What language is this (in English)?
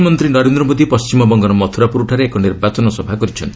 Odia